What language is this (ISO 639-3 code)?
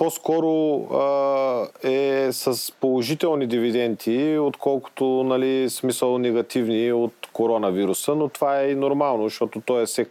bul